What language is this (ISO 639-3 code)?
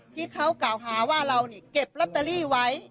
tha